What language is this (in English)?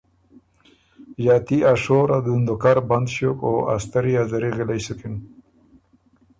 Ormuri